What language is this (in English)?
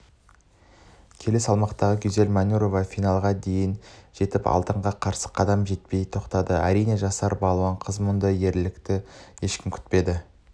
Kazakh